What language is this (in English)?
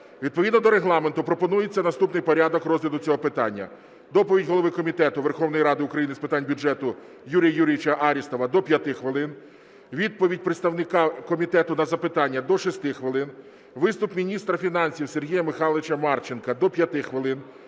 Ukrainian